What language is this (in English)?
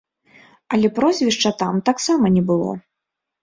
Belarusian